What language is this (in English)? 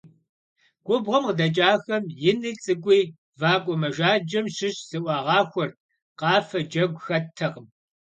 Kabardian